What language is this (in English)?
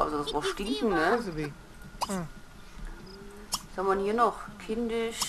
German